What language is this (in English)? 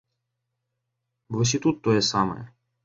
Belarusian